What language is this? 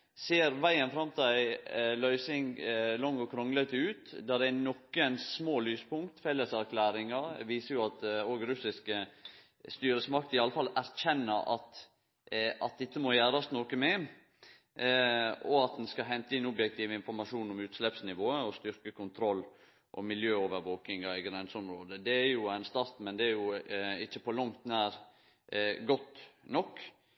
Norwegian Nynorsk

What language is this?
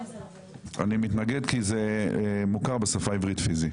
Hebrew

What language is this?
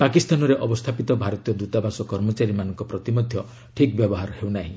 Odia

